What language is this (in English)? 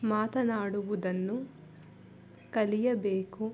Kannada